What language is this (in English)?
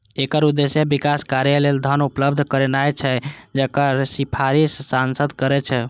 Maithili